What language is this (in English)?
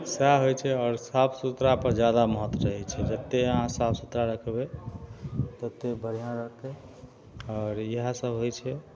Maithili